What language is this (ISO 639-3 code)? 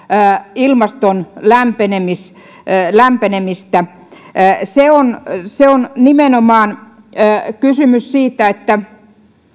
fin